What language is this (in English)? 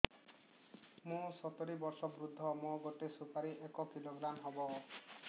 Odia